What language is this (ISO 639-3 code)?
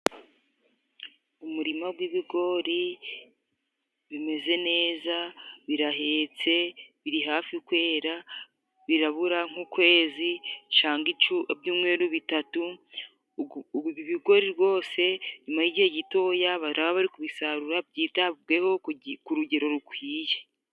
kin